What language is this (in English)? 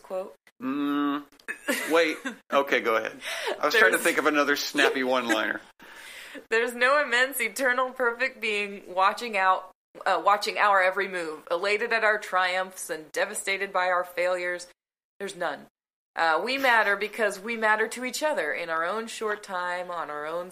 English